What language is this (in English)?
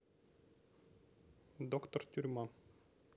Russian